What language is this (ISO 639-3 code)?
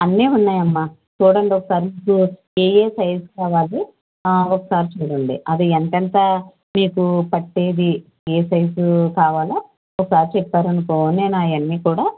tel